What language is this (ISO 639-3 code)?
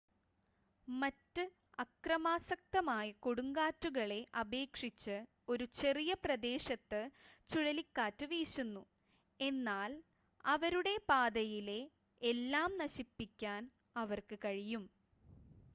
mal